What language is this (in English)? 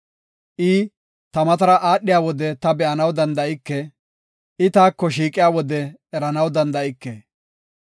Gofa